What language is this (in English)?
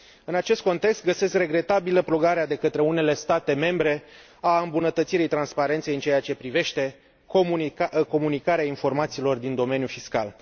Romanian